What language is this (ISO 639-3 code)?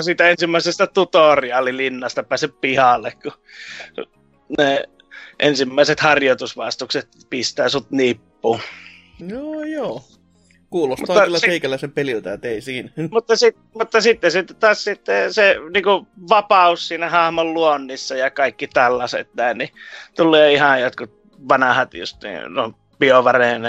fin